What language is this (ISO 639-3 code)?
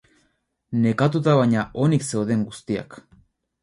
eus